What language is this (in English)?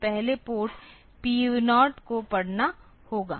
Hindi